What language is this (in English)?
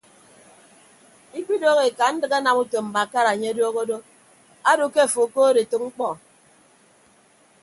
Ibibio